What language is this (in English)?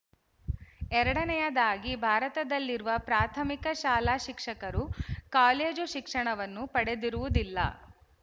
Kannada